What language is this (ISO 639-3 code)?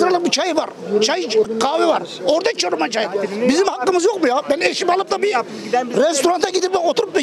tur